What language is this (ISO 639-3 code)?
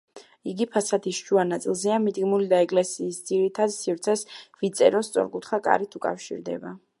kat